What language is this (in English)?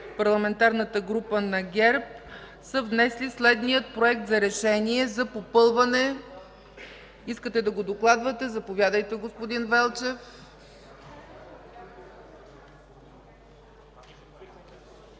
Bulgarian